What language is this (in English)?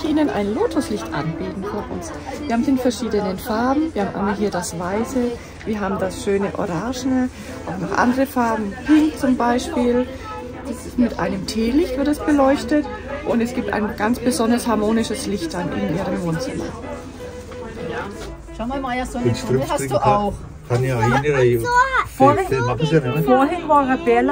German